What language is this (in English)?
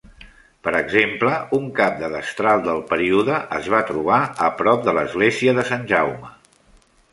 Catalan